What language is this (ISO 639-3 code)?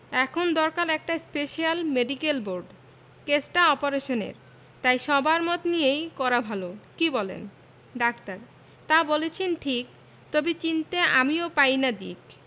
ben